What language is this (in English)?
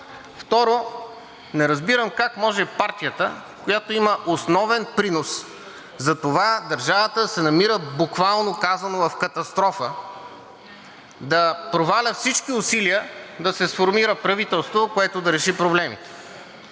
Bulgarian